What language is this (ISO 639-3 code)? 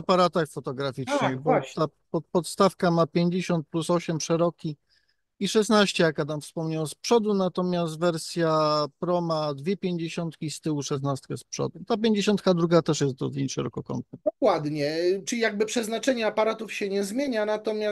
pol